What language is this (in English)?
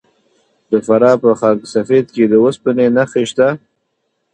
Pashto